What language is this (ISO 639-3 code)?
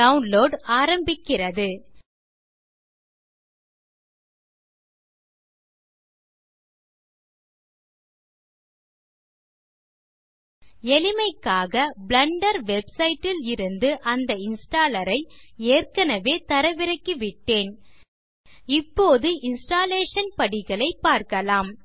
tam